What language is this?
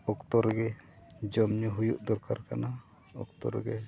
Santali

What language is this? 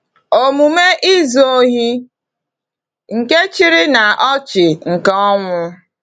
Igbo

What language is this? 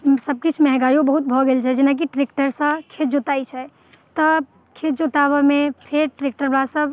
Maithili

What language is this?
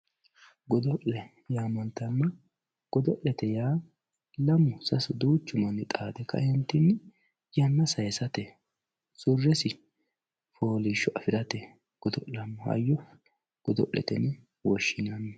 Sidamo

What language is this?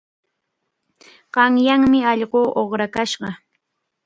Cajatambo North Lima Quechua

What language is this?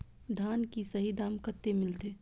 Maithili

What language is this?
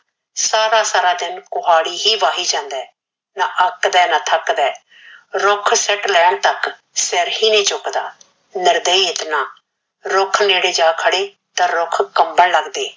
Punjabi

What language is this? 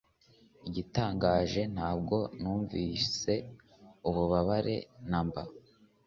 Kinyarwanda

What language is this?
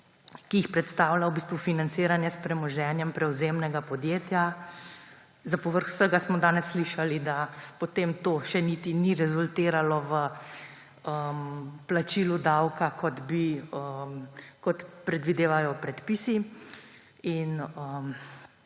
Slovenian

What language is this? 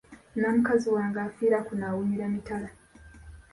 Ganda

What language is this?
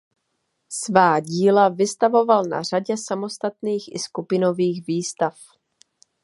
Czech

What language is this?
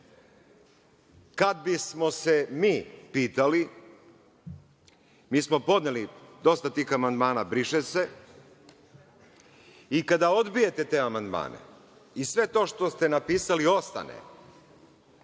Serbian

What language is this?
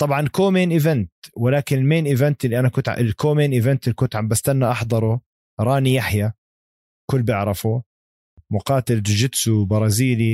Arabic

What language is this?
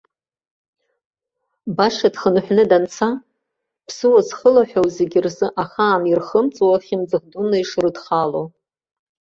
Abkhazian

